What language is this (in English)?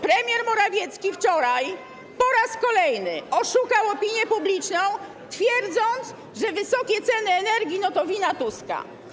Polish